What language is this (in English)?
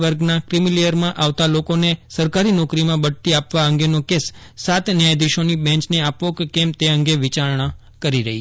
Gujarati